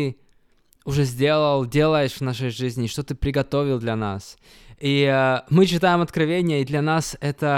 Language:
Russian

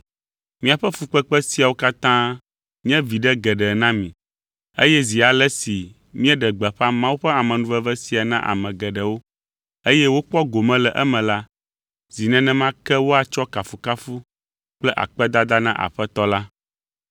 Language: Ewe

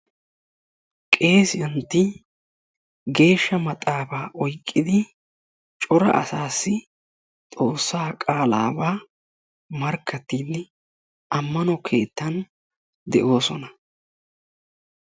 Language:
Wolaytta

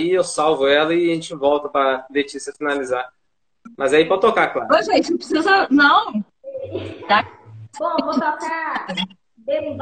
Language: Portuguese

